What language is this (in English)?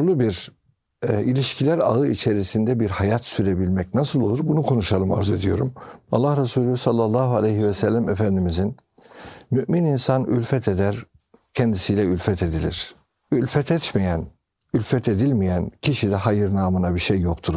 Turkish